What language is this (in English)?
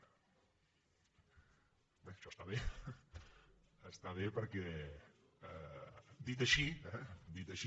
Catalan